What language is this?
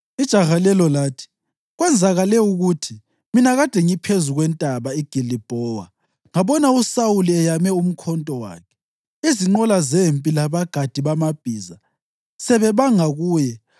North Ndebele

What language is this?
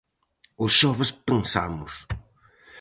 Galician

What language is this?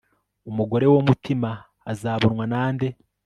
Kinyarwanda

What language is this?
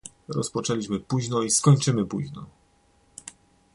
Polish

